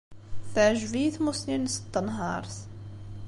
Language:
Kabyle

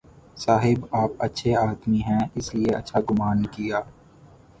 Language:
Urdu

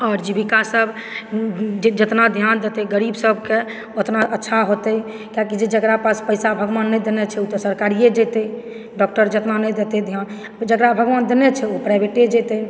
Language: Maithili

